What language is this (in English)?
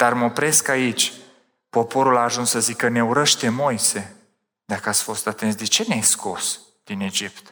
Romanian